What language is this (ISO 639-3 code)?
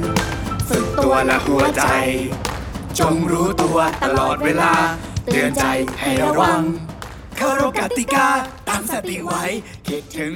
tha